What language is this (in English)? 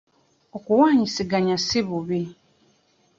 Ganda